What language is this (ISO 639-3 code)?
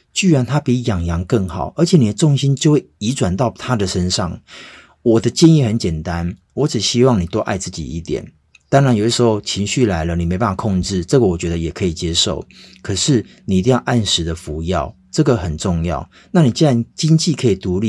zho